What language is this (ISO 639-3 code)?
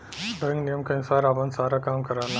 bho